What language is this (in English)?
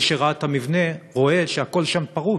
Hebrew